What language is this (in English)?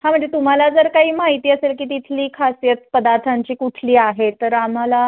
Marathi